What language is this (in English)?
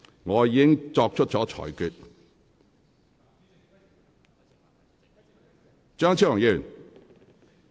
Cantonese